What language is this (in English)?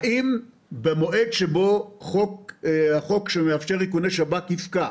Hebrew